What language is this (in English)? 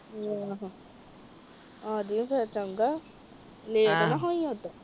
Punjabi